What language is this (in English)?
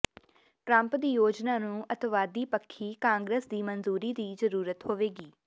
Punjabi